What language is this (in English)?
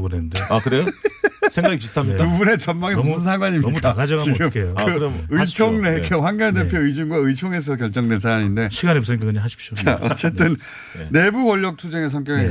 Korean